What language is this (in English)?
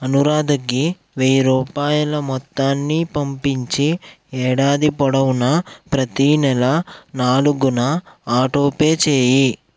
Telugu